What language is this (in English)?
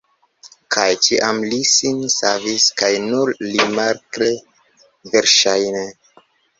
Esperanto